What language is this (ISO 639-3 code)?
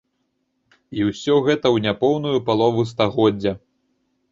bel